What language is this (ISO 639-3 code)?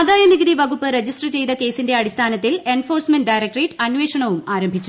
mal